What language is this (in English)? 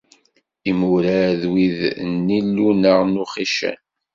Kabyle